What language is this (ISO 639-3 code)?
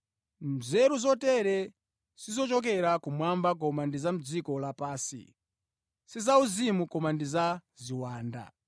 nya